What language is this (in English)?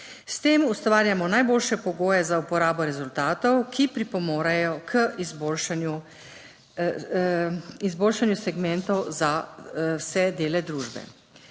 Slovenian